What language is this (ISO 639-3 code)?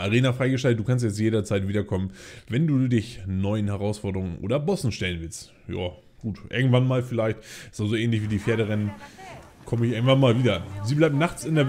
deu